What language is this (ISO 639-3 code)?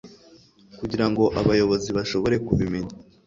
kin